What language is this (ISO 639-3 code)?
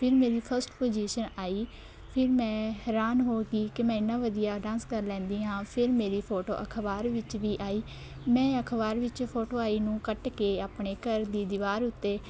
pan